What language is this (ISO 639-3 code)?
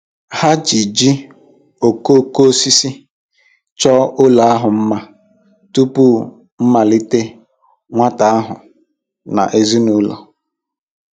ibo